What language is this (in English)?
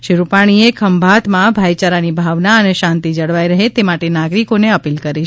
Gujarati